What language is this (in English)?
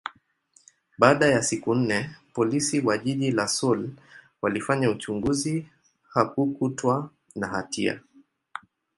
Swahili